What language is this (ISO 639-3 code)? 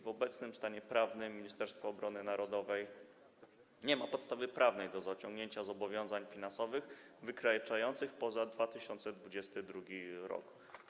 pol